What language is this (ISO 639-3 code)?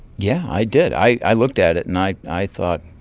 eng